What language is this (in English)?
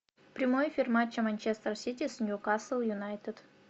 Russian